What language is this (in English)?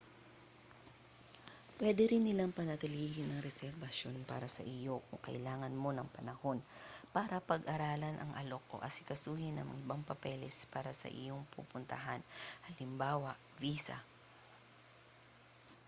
Filipino